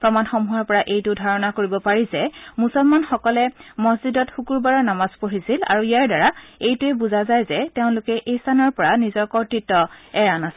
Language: Assamese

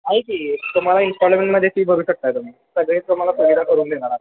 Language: Marathi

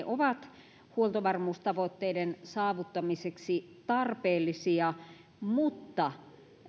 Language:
Finnish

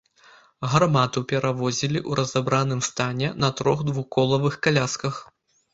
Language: Belarusian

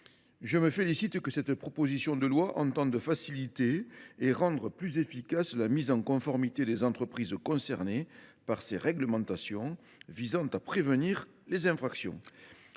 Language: French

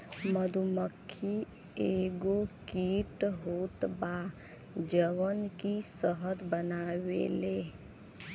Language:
Bhojpuri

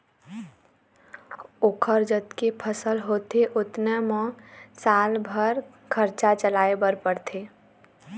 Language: Chhattisgarhi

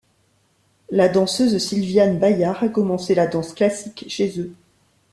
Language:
French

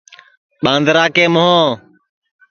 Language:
Sansi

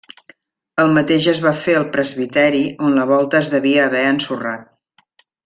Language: Catalan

